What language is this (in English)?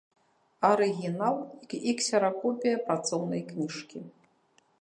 Belarusian